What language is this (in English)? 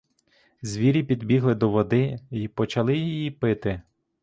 Ukrainian